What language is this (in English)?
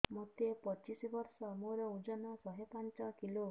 Odia